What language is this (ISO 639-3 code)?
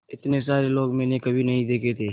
hin